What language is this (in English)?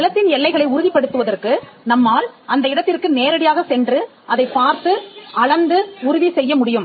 Tamil